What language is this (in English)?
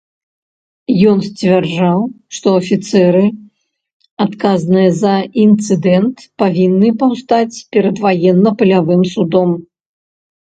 Belarusian